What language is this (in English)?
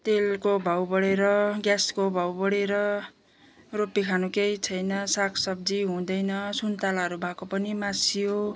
Nepali